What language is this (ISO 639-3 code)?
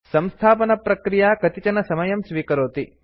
san